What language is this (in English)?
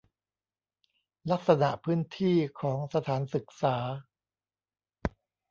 Thai